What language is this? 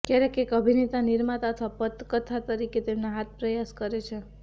Gujarati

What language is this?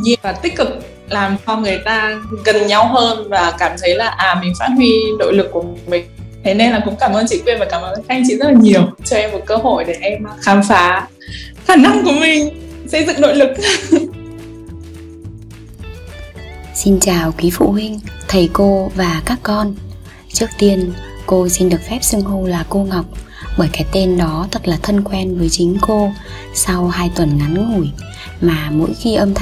Vietnamese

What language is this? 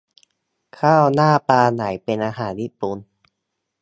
Thai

